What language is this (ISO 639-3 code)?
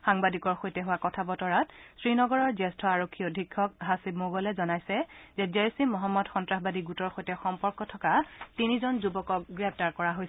asm